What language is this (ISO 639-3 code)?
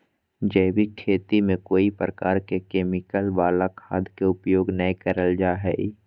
mag